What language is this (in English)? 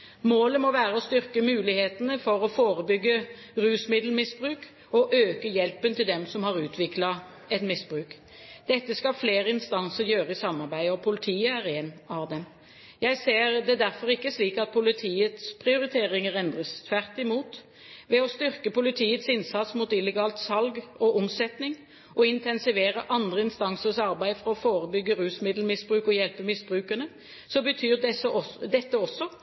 Norwegian Bokmål